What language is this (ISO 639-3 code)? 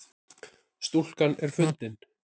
isl